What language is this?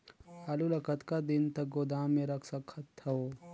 Chhattisgarhi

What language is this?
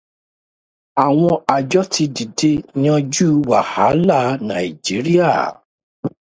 Yoruba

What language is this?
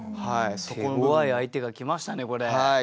Japanese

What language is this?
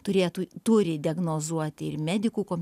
Lithuanian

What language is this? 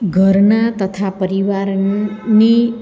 Gujarati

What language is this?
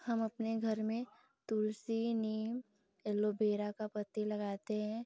Hindi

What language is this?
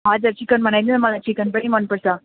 Nepali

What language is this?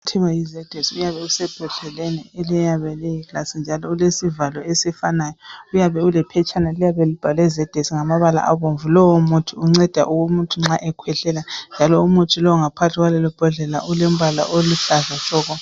North Ndebele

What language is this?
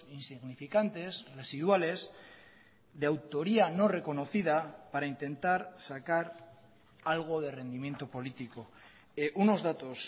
Spanish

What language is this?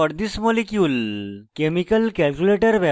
Bangla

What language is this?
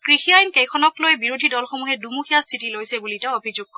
Assamese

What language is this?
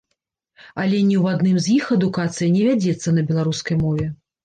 Belarusian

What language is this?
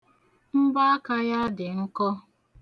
Igbo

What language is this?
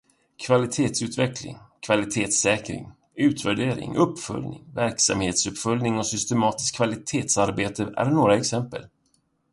Swedish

